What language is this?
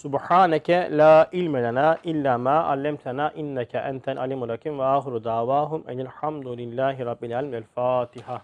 Turkish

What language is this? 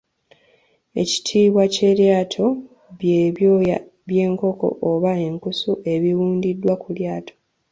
Ganda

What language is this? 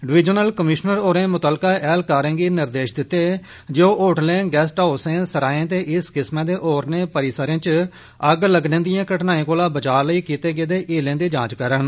Dogri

